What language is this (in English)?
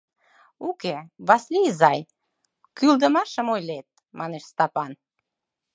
Mari